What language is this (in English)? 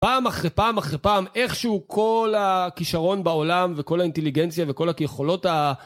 Hebrew